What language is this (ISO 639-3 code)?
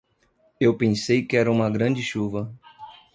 por